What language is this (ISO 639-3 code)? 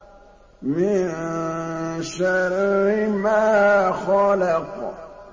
ara